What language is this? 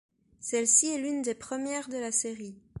French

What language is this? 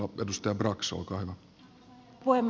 Finnish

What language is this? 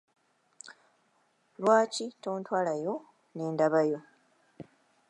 Ganda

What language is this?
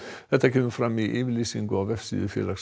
Icelandic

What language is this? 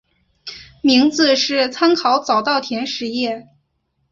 Chinese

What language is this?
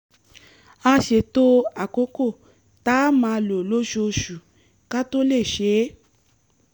Yoruba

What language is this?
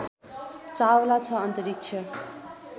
Nepali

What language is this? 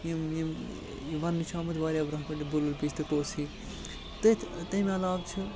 Kashmiri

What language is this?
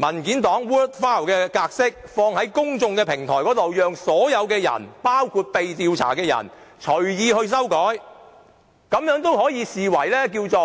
Cantonese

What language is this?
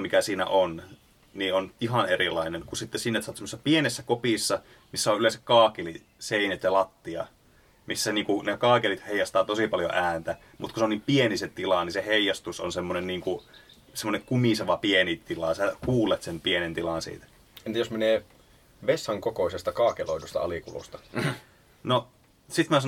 Finnish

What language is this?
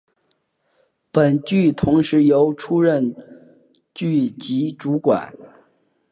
Chinese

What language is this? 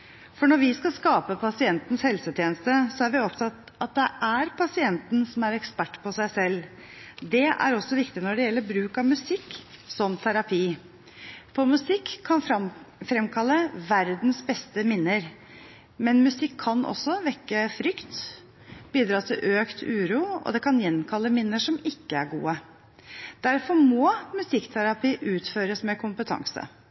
Norwegian Bokmål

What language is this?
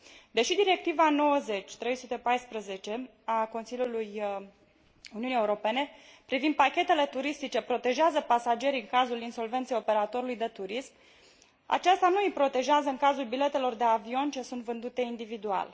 Romanian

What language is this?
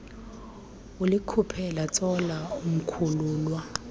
Xhosa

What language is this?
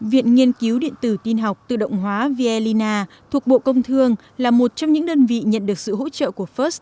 Vietnamese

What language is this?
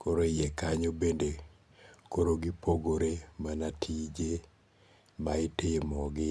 Luo (Kenya and Tanzania)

